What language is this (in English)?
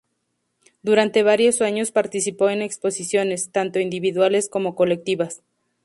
Spanish